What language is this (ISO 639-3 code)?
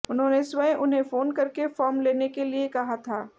hin